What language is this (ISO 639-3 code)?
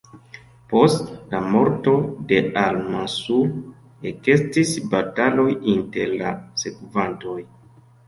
epo